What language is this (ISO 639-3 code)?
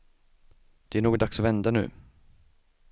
swe